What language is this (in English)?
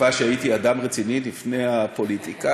Hebrew